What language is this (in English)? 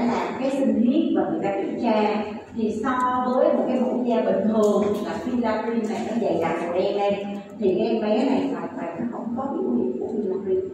Vietnamese